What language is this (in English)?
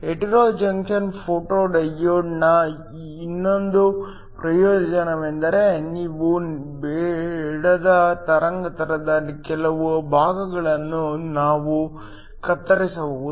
Kannada